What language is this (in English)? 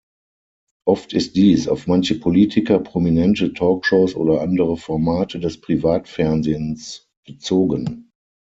German